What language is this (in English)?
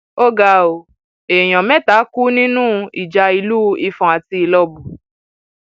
Yoruba